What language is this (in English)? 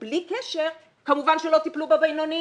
Hebrew